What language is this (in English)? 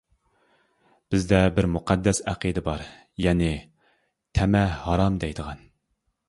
Uyghur